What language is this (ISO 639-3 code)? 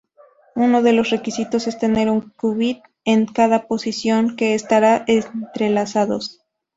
spa